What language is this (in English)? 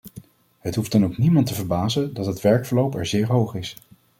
Dutch